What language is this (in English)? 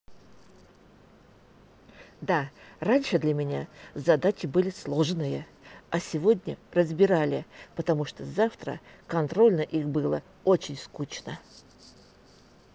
Russian